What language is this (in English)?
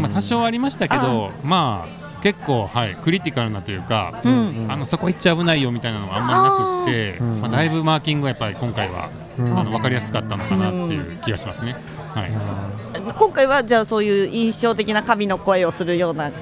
Japanese